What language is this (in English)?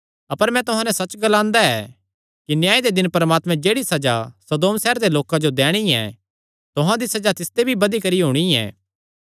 Kangri